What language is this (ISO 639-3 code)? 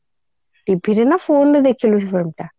ori